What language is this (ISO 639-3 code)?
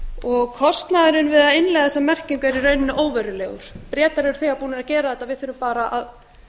isl